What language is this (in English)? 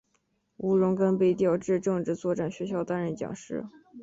Chinese